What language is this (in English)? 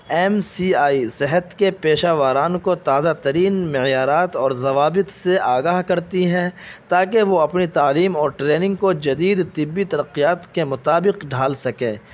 Urdu